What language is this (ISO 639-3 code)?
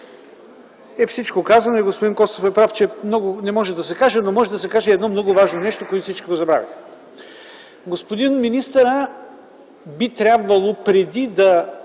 bul